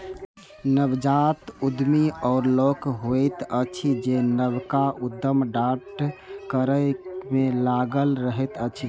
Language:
Maithili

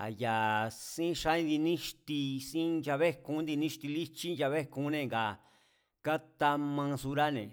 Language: Mazatlán Mazatec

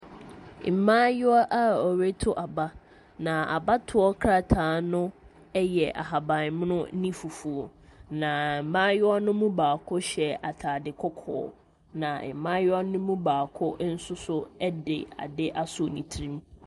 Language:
Akan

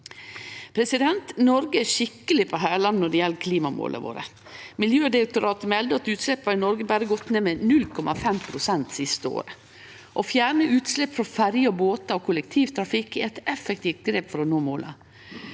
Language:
Norwegian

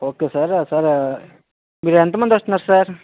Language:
Telugu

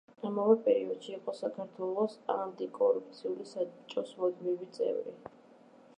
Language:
Georgian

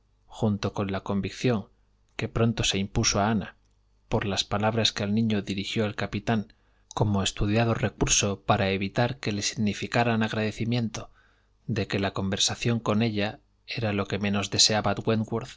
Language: Spanish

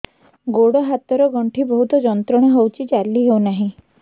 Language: Odia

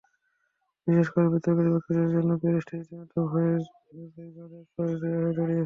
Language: Bangla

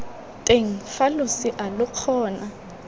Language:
Tswana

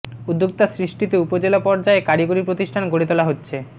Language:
Bangla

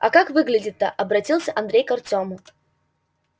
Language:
Russian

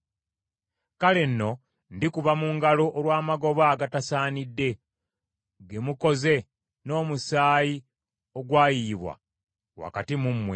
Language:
Ganda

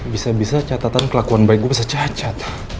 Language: Indonesian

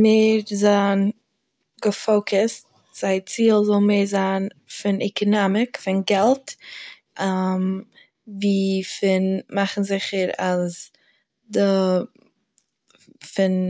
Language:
Yiddish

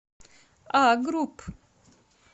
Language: Russian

